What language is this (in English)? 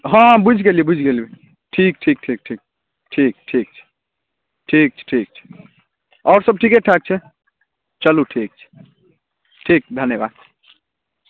Maithili